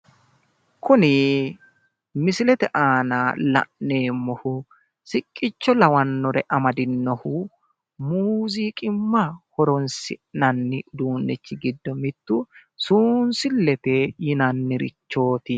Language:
Sidamo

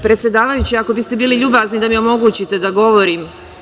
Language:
Serbian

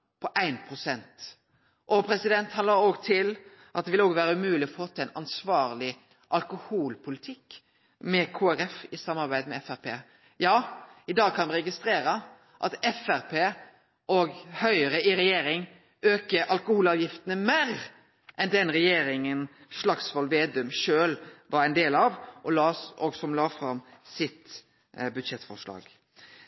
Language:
Norwegian Nynorsk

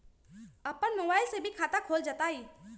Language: Magahi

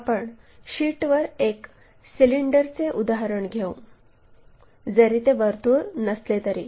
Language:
Marathi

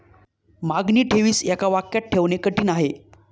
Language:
Marathi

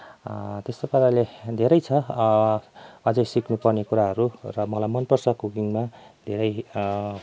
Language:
Nepali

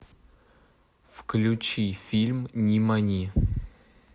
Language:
Russian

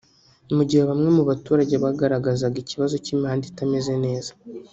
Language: Kinyarwanda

